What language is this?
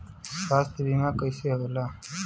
Bhojpuri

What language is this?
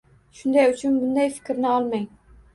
Uzbek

